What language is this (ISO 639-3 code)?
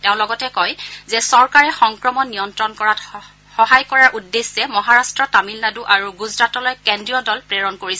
asm